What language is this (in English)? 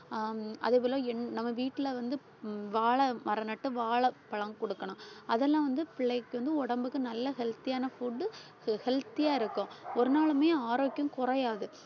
Tamil